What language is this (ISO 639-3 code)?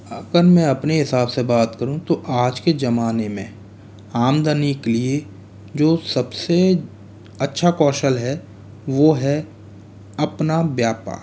hin